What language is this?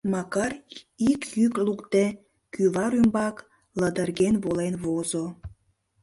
Mari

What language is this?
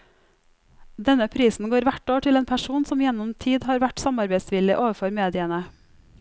Norwegian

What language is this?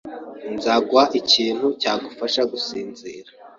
Kinyarwanda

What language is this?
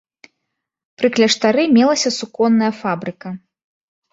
Belarusian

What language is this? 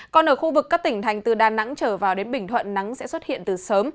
Vietnamese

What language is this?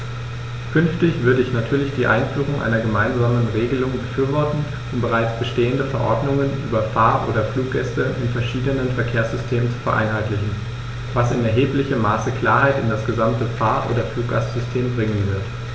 German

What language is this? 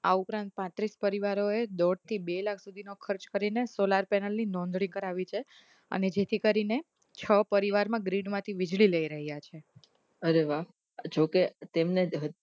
Gujarati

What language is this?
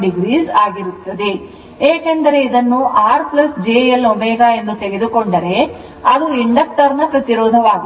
Kannada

